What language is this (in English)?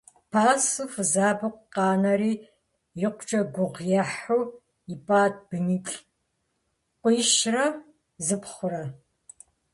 Kabardian